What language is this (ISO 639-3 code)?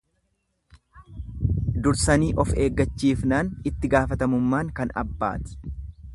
orm